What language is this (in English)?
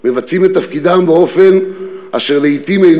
Hebrew